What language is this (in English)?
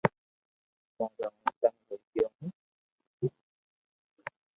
Loarki